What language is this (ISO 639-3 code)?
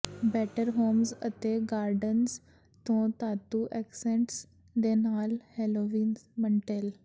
pan